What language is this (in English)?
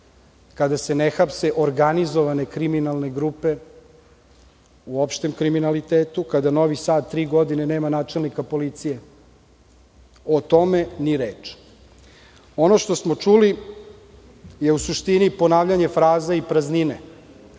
Serbian